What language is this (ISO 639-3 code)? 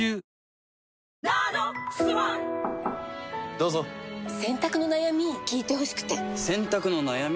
jpn